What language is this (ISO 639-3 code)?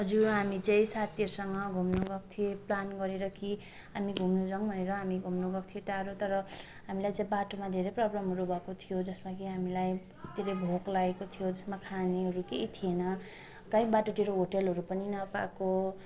nep